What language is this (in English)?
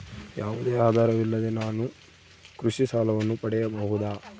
Kannada